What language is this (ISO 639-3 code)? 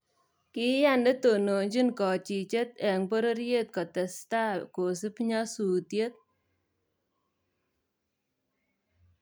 kln